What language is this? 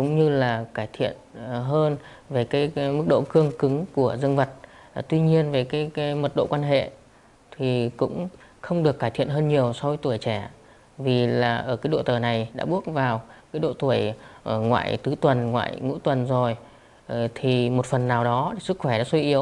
Vietnamese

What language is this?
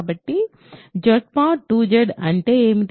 Telugu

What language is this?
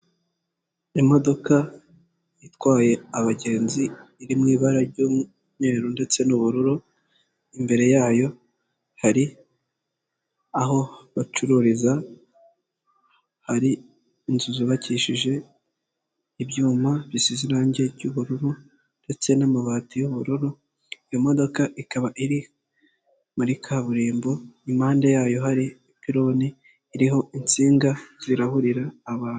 Kinyarwanda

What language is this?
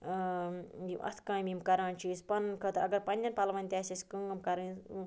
Kashmiri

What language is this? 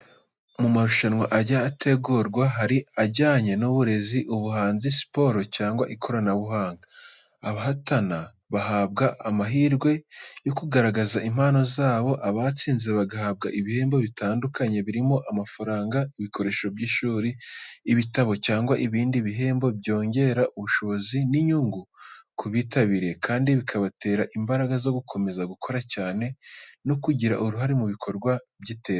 Kinyarwanda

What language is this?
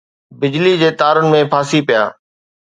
Sindhi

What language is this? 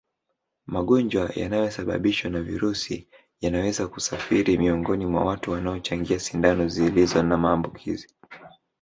Swahili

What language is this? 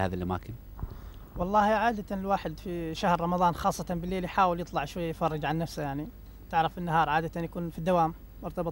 Arabic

